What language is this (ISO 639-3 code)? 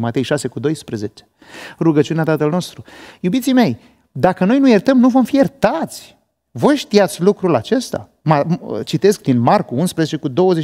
ron